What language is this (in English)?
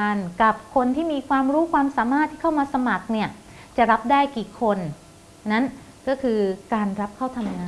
Thai